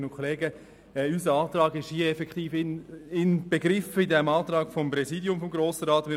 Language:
Swiss German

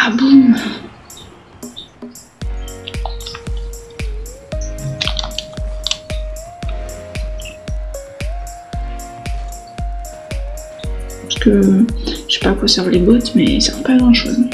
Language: French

